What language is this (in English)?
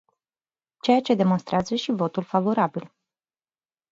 Romanian